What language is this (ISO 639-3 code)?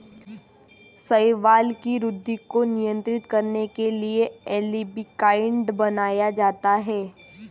mar